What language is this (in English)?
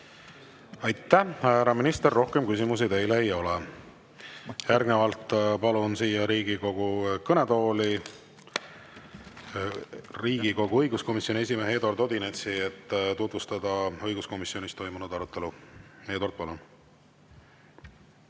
Estonian